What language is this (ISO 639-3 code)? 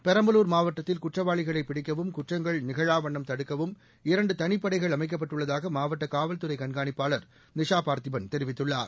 tam